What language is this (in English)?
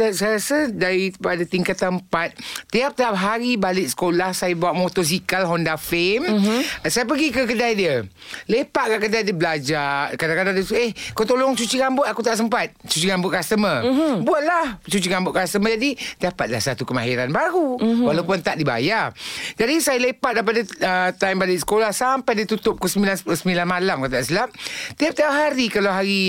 Malay